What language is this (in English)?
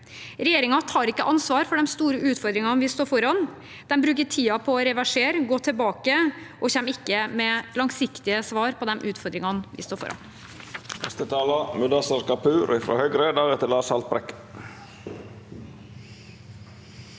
Norwegian